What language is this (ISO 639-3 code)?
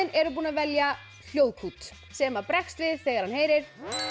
isl